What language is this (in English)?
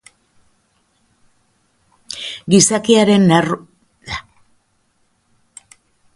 Basque